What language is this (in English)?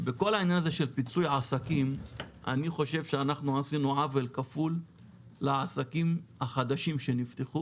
Hebrew